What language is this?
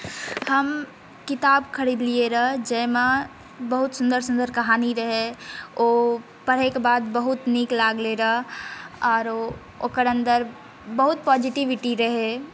Maithili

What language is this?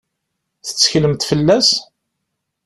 Kabyle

